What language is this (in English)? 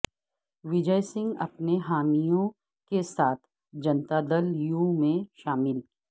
Urdu